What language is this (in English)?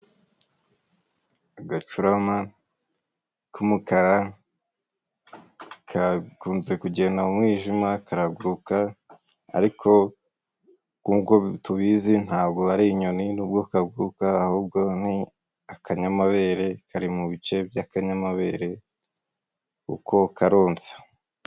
Kinyarwanda